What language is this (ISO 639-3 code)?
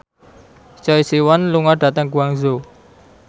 jav